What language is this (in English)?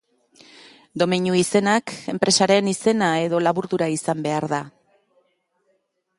Basque